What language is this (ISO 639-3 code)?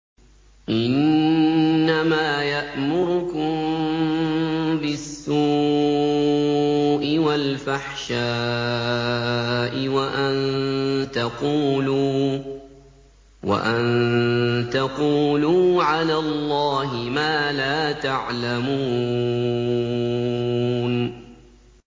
ara